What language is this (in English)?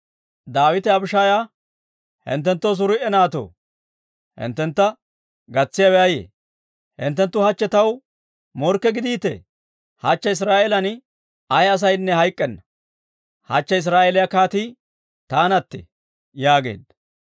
Dawro